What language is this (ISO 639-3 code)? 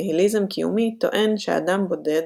heb